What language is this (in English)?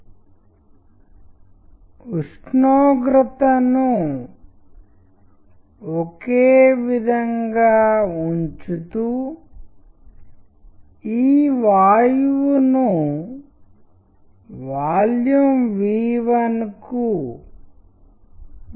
Telugu